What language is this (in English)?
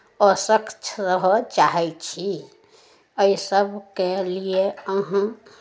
Maithili